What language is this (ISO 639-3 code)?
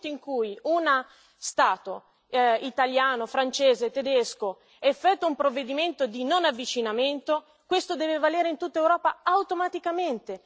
ita